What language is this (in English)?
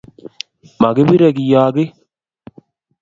Kalenjin